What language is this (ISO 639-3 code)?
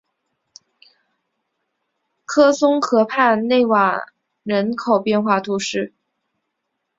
zho